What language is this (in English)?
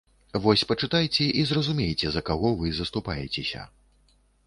Belarusian